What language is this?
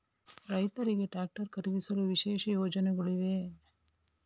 Kannada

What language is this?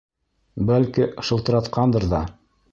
Bashkir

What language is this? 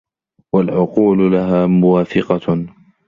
Arabic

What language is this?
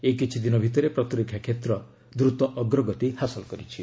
Odia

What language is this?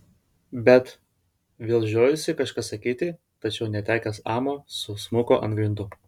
Lithuanian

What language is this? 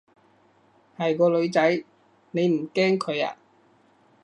Cantonese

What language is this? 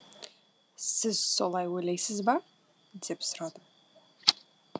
Kazakh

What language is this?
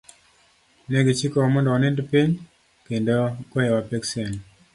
Luo (Kenya and Tanzania)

